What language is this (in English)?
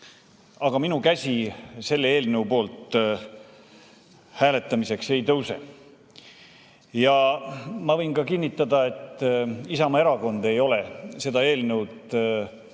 Estonian